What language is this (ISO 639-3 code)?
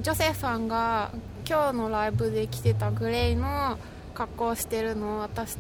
jpn